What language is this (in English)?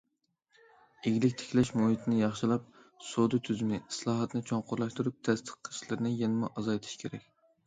Uyghur